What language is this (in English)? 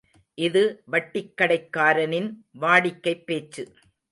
Tamil